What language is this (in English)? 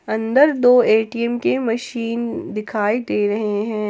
Hindi